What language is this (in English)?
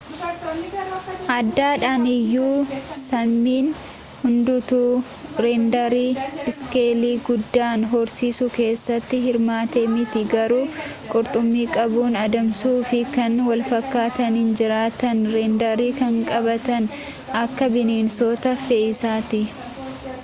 Oromo